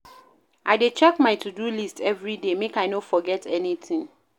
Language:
Nigerian Pidgin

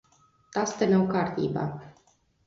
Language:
Latvian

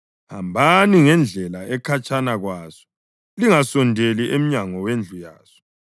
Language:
North Ndebele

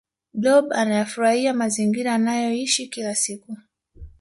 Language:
Swahili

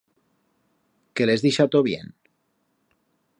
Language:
Aragonese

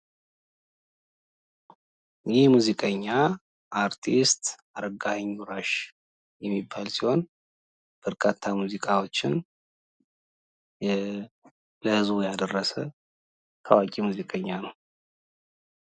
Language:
Amharic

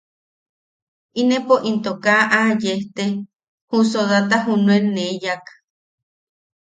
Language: Yaqui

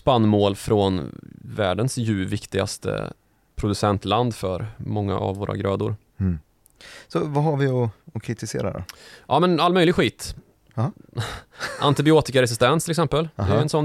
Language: Swedish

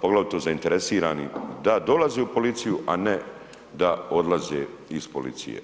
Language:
Croatian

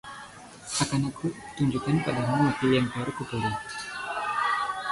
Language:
Indonesian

